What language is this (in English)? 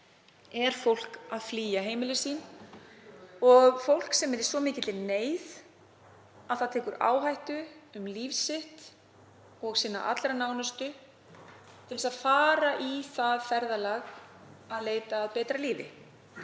Icelandic